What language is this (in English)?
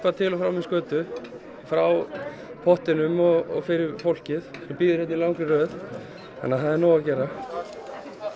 Icelandic